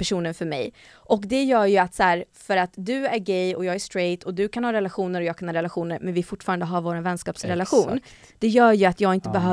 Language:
Swedish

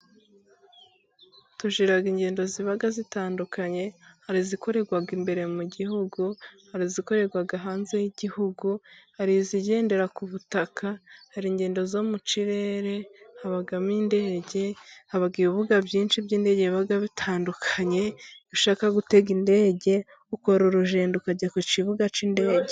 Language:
Kinyarwanda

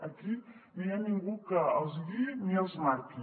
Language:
Catalan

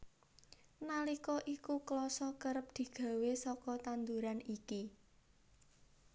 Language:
Javanese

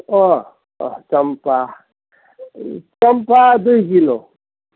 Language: Nepali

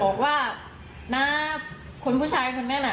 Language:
Thai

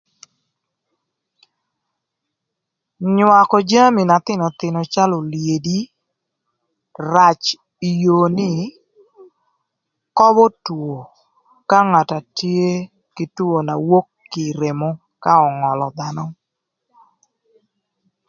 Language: Thur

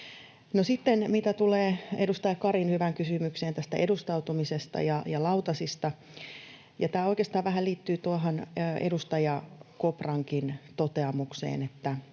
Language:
Finnish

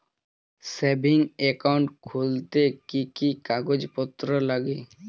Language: Bangla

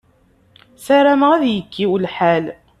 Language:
Kabyle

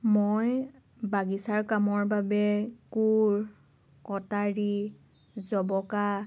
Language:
Assamese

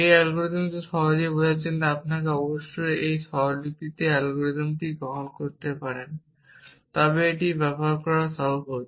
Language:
Bangla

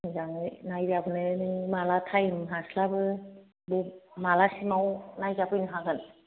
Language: Bodo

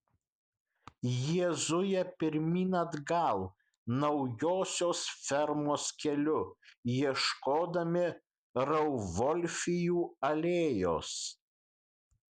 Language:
Lithuanian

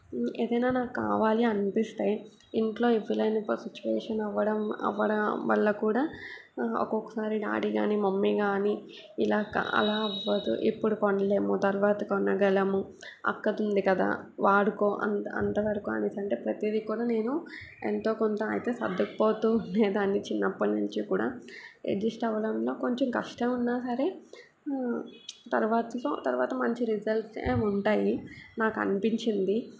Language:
Telugu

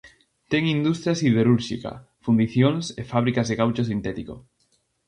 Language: Galician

